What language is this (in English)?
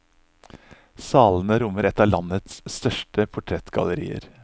Norwegian